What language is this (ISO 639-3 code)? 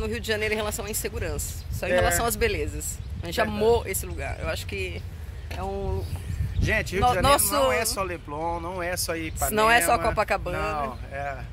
por